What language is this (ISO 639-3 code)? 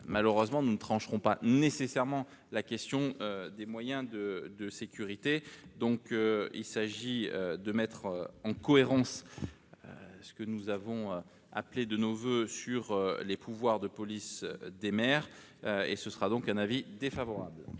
fra